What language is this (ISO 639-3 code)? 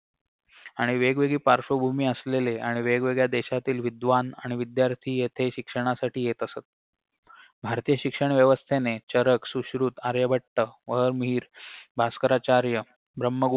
mar